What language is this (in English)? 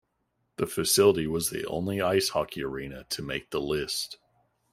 English